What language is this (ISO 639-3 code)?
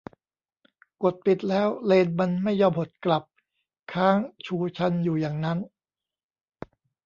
tha